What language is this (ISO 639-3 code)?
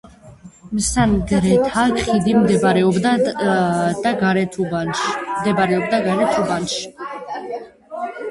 kat